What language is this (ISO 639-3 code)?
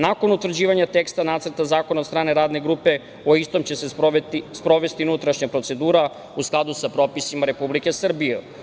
srp